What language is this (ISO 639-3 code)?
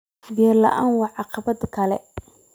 som